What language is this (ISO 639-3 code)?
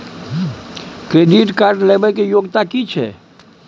mai